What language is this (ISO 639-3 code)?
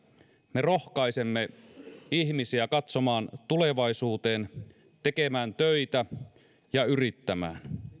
fin